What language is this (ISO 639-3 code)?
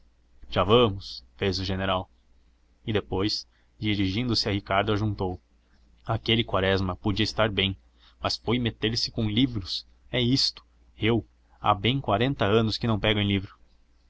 por